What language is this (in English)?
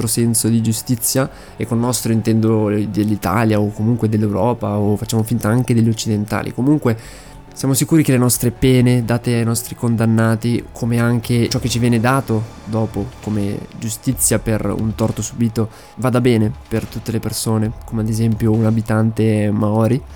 Italian